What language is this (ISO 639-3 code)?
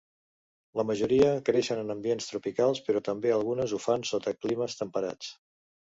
cat